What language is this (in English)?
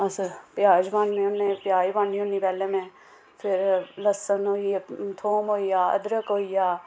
Dogri